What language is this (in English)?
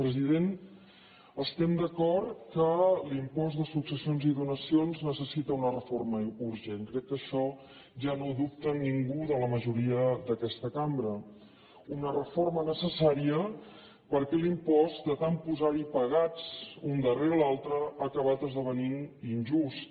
Catalan